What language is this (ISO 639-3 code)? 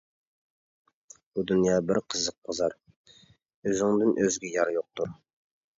uig